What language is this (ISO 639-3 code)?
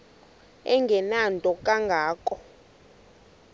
xho